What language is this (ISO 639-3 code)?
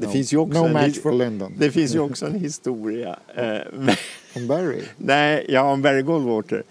swe